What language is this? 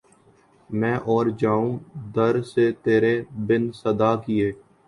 Urdu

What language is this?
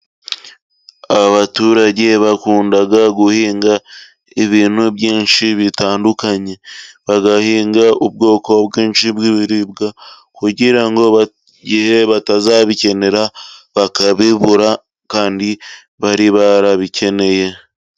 Kinyarwanda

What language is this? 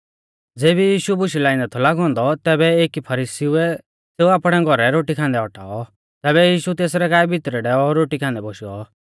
Mahasu Pahari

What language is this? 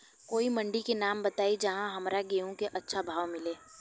Bhojpuri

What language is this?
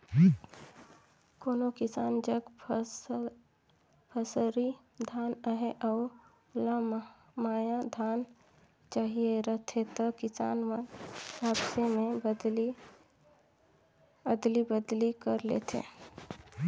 Chhattisgarhi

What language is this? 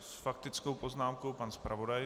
Czech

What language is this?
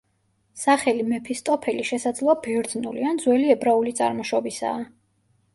Georgian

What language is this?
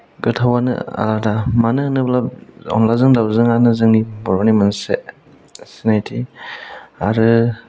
Bodo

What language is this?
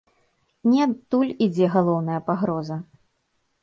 Belarusian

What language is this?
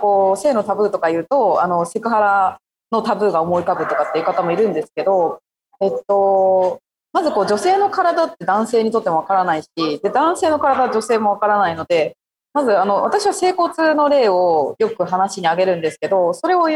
Japanese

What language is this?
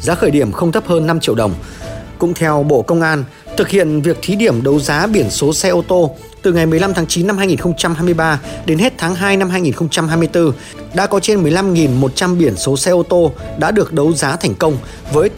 Vietnamese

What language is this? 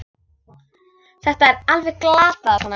Icelandic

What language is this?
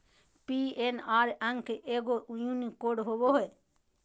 Magahi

